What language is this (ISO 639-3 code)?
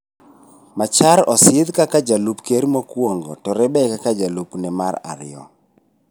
luo